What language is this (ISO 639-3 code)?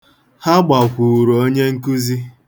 ibo